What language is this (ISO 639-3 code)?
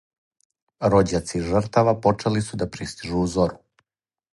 srp